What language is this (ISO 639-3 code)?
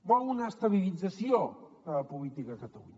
cat